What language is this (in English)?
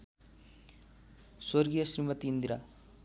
Nepali